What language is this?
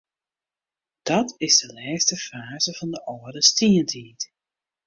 Western Frisian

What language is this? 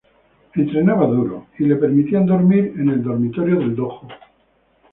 Spanish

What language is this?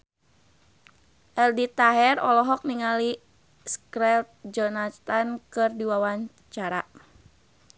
Sundanese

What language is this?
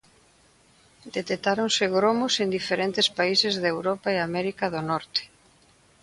Galician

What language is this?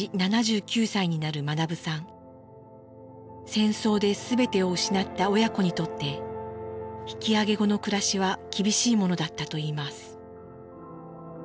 Japanese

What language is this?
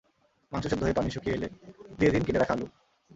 Bangla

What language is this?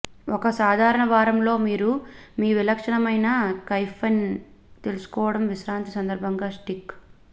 Telugu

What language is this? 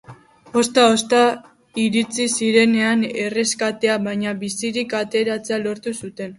Basque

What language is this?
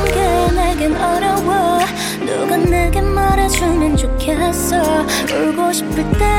Korean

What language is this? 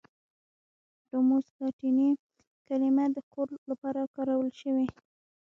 Pashto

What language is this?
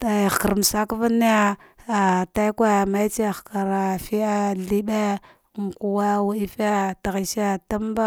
Dghwede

